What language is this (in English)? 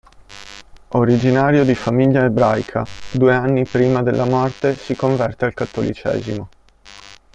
Italian